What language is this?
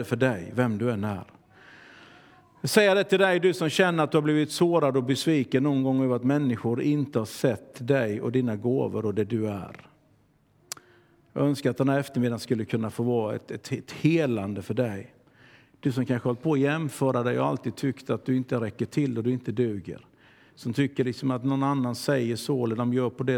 Swedish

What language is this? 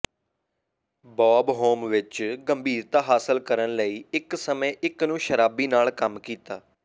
Punjabi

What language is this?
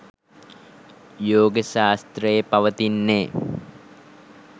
Sinhala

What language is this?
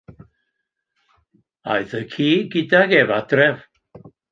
Welsh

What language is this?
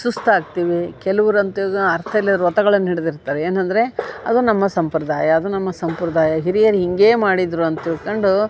Kannada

